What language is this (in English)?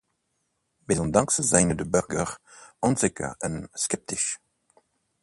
Dutch